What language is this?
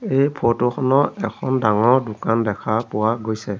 Assamese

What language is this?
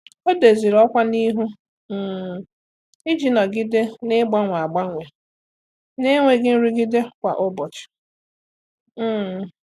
Igbo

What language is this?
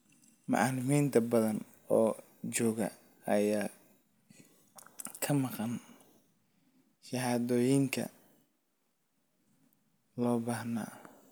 Somali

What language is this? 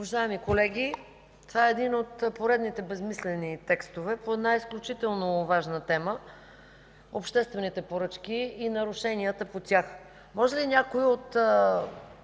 Bulgarian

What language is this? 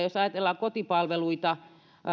Finnish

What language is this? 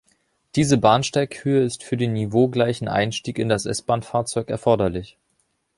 German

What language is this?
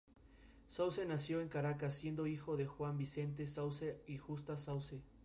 Spanish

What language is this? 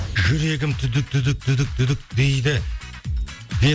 Kazakh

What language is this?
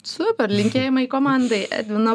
Lithuanian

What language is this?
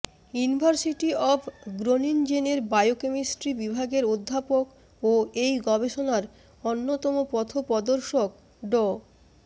Bangla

